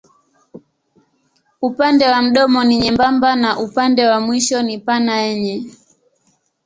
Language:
Swahili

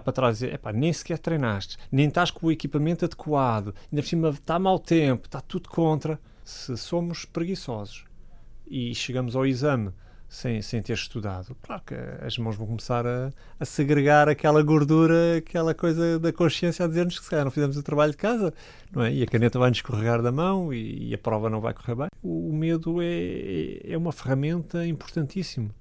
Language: Portuguese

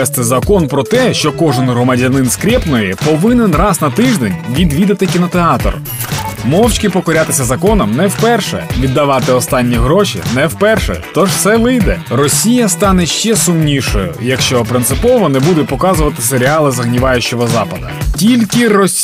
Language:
Ukrainian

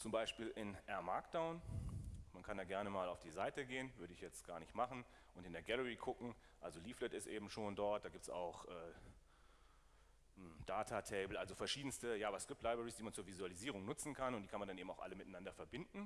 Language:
German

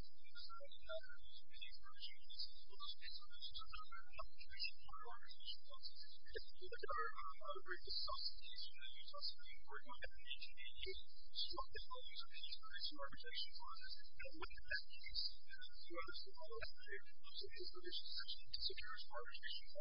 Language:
English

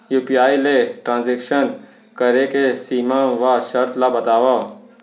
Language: Chhattisgarhi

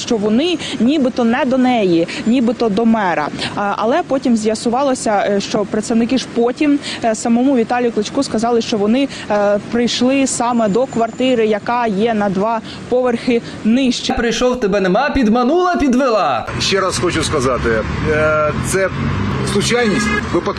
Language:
Ukrainian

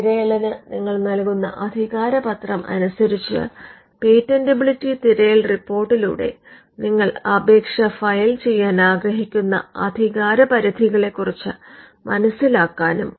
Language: Malayalam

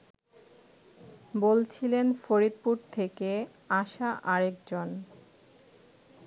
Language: Bangla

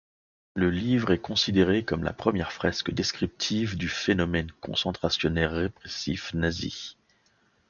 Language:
French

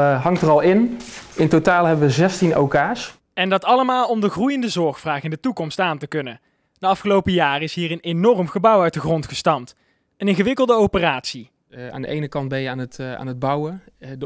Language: Dutch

